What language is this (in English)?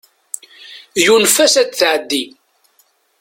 Kabyle